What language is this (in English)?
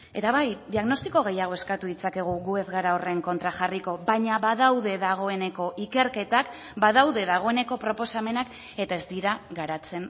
Basque